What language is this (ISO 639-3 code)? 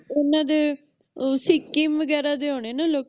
pan